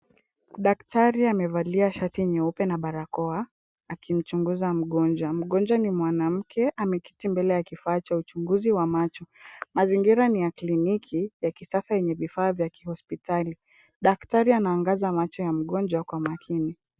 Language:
Swahili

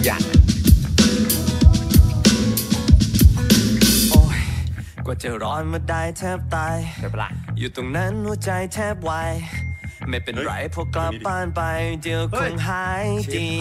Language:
Thai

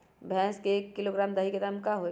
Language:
Magahi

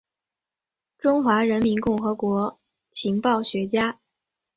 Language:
Chinese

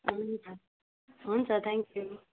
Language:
Nepali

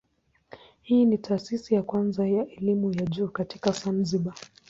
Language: Swahili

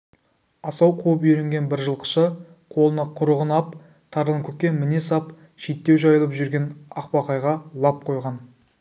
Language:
Kazakh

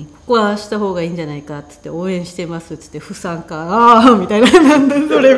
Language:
Japanese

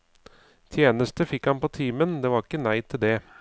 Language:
Norwegian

